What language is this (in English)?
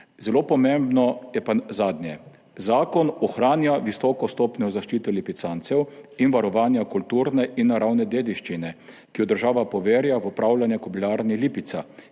Slovenian